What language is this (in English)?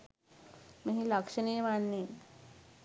Sinhala